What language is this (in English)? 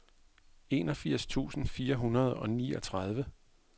Danish